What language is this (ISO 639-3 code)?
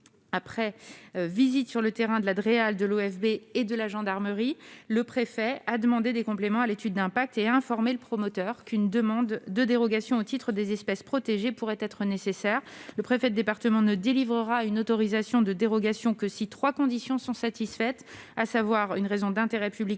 fra